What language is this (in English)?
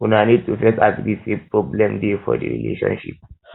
Nigerian Pidgin